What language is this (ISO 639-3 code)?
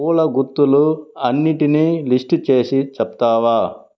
tel